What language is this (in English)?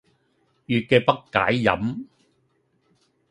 Cantonese